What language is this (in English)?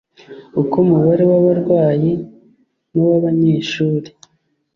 Kinyarwanda